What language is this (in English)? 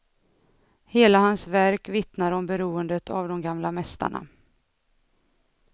Swedish